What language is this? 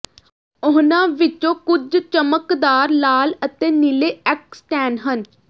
Punjabi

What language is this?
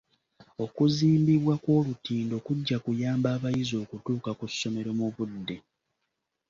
Ganda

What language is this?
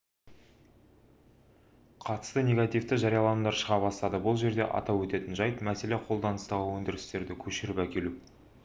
Kazakh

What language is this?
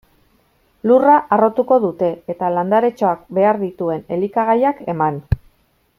Basque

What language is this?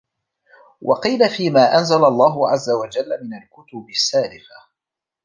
Arabic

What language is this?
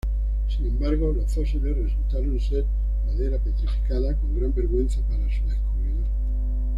Spanish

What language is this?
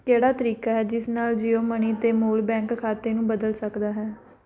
Punjabi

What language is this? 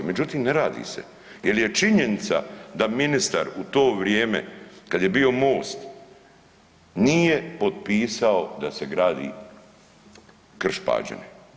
Croatian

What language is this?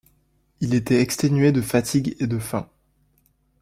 French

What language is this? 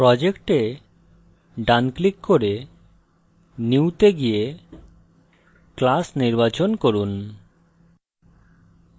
Bangla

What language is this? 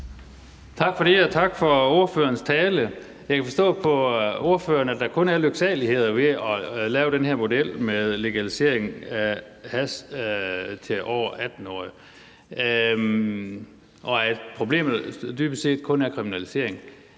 Danish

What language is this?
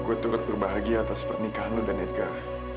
Indonesian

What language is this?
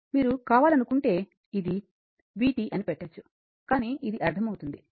Telugu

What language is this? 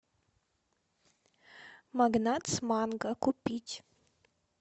Russian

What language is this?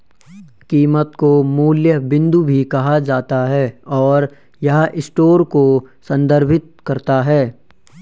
Hindi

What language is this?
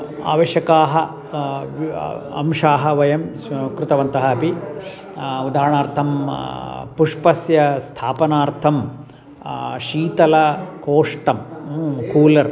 Sanskrit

